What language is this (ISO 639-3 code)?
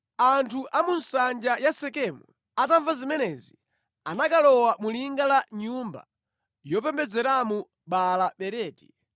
nya